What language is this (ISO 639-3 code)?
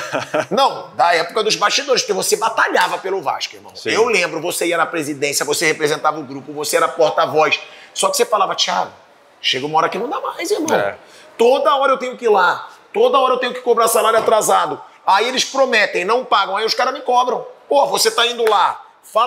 por